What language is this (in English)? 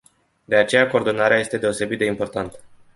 Romanian